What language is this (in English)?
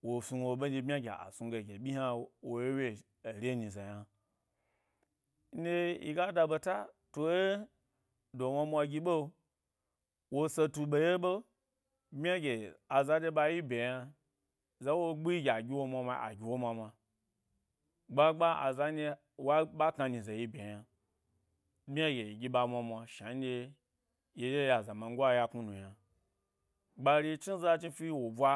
Gbari